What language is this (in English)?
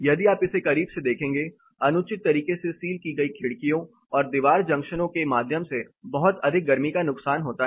Hindi